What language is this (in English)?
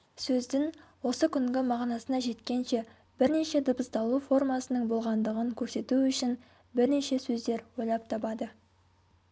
Kazakh